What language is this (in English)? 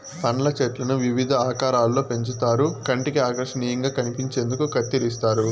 Telugu